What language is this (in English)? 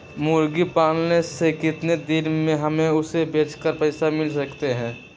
Magahi